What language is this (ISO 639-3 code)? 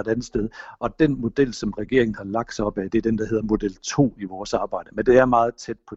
dan